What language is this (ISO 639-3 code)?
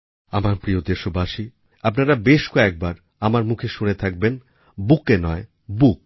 ben